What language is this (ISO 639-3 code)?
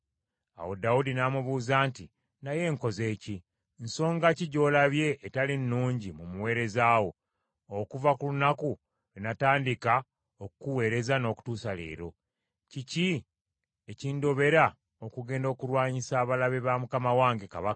lug